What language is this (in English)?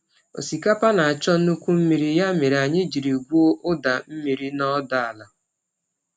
Igbo